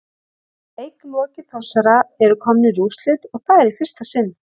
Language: Icelandic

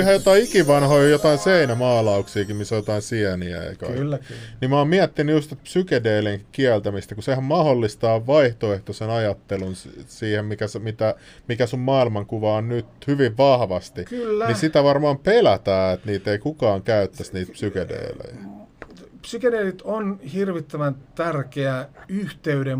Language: Finnish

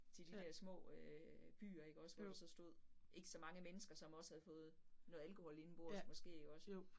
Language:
Danish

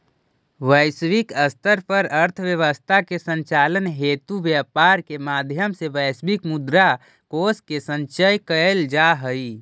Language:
Magahi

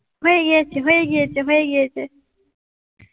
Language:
Bangla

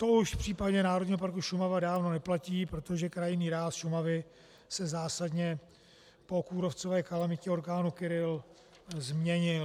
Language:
Czech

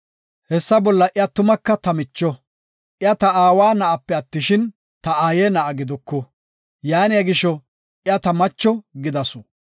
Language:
Gofa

